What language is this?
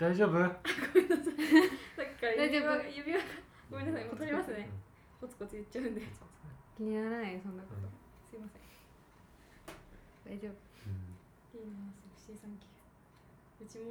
Japanese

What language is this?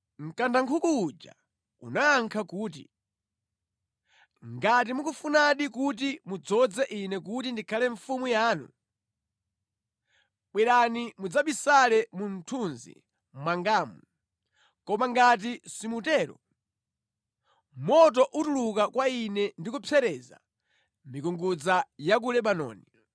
Nyanja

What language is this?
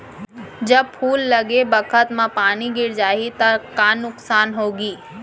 Chhattisgarhi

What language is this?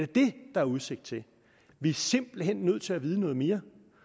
Danish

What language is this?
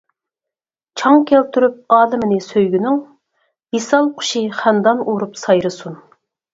Uyghur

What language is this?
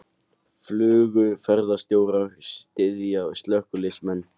Icelandic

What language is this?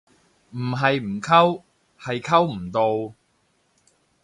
Cantonese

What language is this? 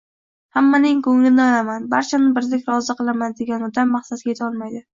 Uzbek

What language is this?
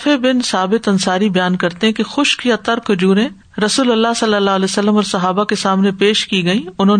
Urdu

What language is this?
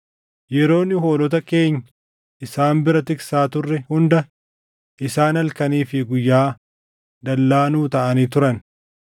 Oromo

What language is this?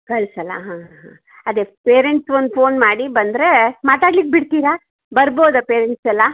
Kannada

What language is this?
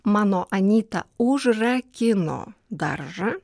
Lithuanian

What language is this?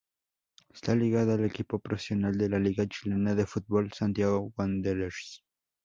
Spanish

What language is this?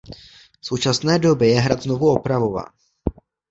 Czech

